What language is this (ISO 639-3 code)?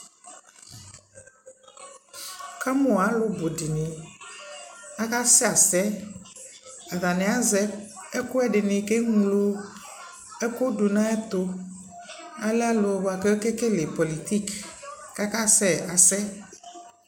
kpo